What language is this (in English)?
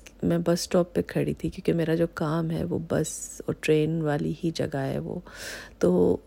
Urdu